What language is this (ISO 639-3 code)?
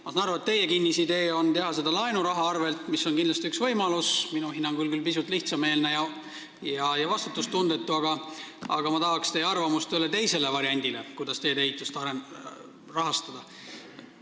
est